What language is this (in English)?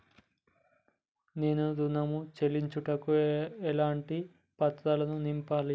Telugu